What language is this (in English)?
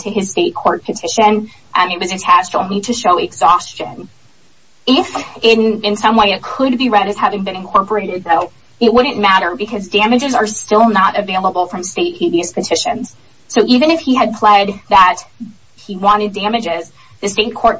English